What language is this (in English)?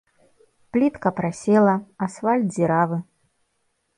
Belarusian